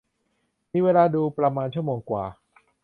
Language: Thai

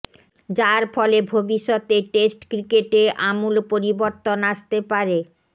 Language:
Bangla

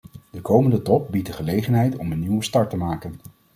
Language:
Dutch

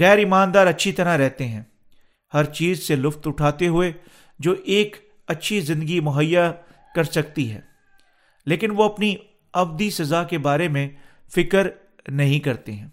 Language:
Urdu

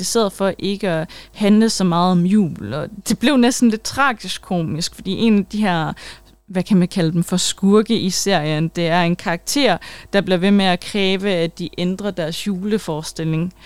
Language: Danish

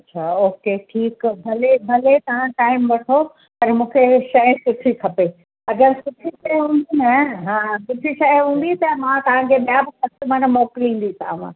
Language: Sindhi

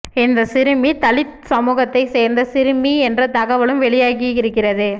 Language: Tamil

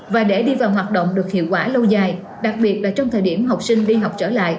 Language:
Vietnamese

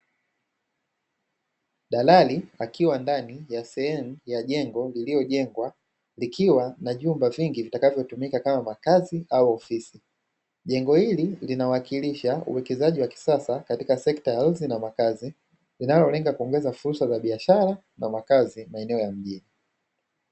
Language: Swahili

